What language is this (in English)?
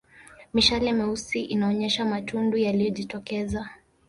Swahili